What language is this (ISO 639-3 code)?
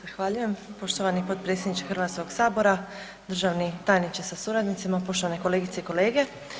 hrv